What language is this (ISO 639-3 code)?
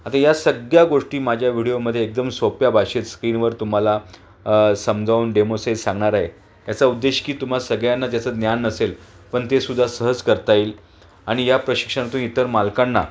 mar